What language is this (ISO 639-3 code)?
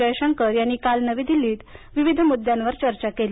mar